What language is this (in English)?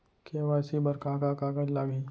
Chhattisgarhi